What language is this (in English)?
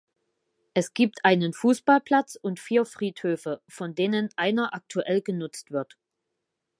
German